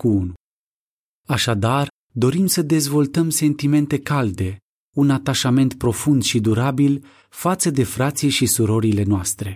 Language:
Romanian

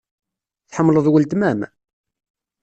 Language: Kabyle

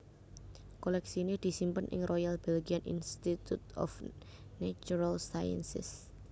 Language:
Javanese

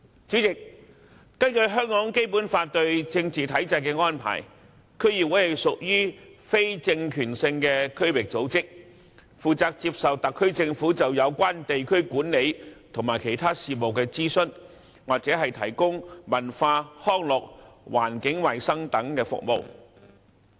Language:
Cantonese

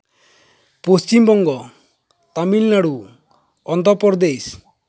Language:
Santali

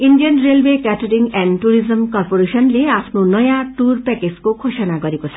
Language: Nepali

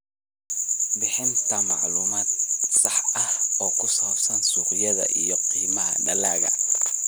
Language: Somali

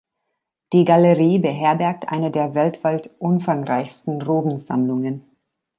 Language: German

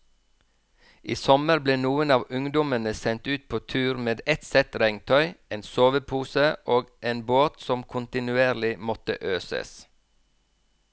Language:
Norwegian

